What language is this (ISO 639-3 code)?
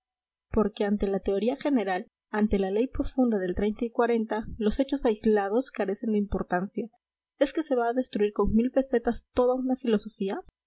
spa